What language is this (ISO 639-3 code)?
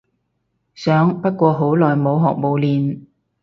yue